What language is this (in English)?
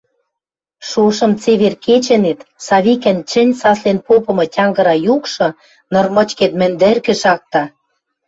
Western Mari